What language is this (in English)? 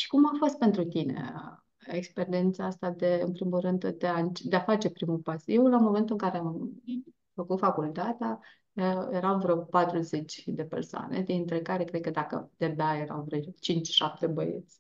Romanian